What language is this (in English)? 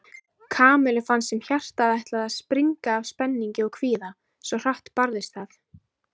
Icelandic